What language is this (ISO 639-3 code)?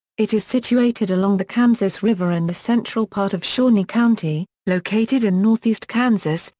eng